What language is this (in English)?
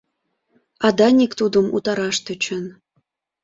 Mari